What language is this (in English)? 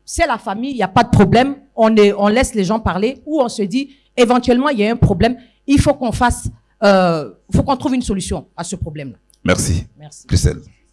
French